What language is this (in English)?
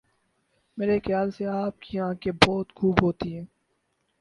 Urdu